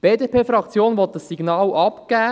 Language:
Swiss German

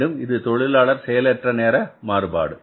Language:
Tamil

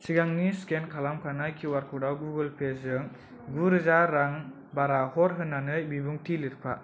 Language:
Bodo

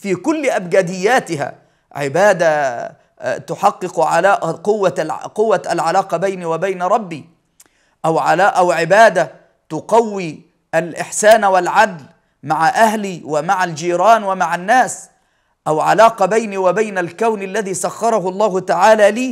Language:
Arabic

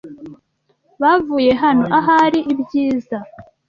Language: Kinyarwanda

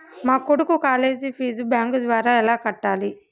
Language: Telugu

